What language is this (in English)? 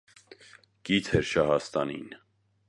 Armenian